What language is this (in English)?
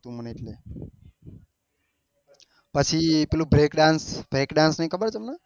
Gujarati